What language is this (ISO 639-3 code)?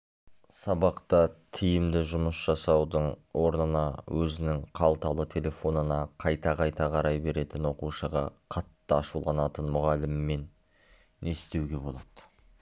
kaz